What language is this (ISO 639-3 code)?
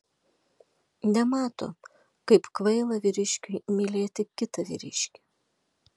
lit